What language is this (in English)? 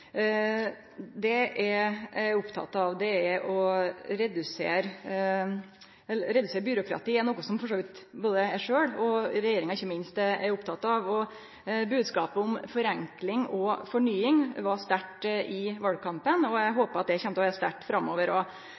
Norwegian Nynorsk